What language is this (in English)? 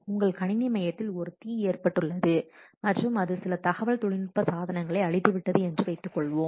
Tamil